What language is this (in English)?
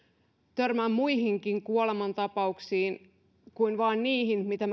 Finnish